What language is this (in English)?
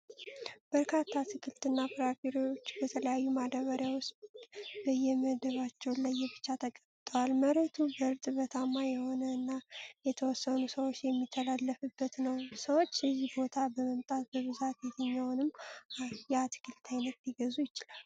Amharic